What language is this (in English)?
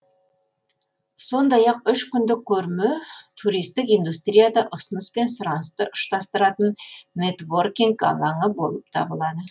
Kazakh